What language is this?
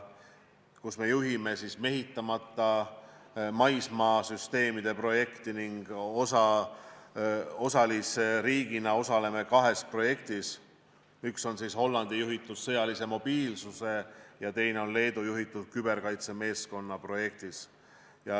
Estonian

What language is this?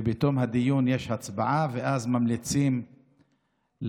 Hebrew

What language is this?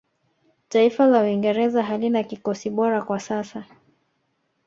Swahili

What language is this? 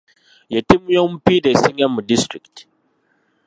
Ganda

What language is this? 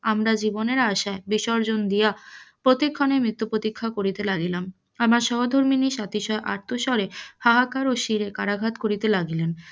Bangla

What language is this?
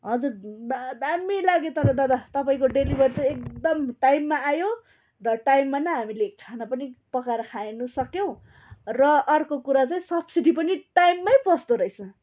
Nepali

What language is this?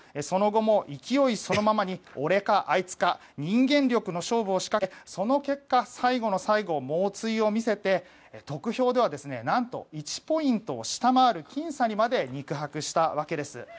Japanese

